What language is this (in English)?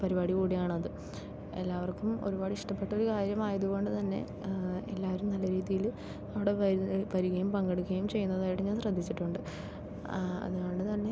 Malayalam